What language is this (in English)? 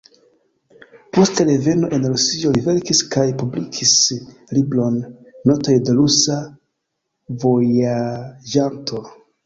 Esperanto